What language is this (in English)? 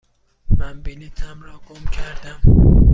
Persian